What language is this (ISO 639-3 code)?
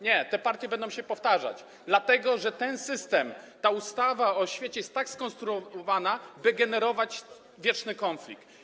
pol